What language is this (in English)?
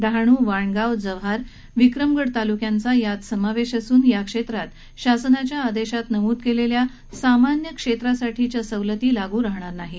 Marathi